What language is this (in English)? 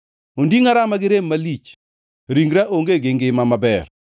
Luo (Kenya and Tanzania)